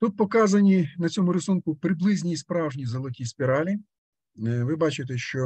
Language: Russian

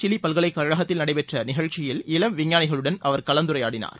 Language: Tamil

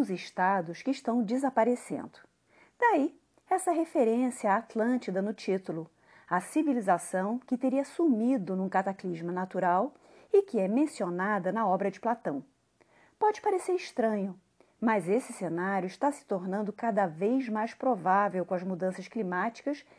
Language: Portuguese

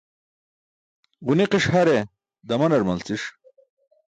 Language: Burushaski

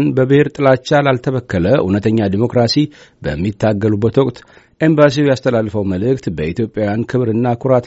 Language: Amharic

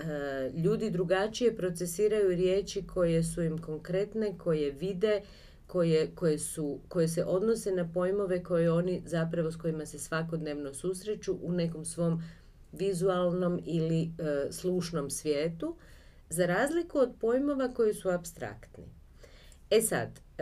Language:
Croatian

